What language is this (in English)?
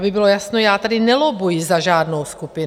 Czech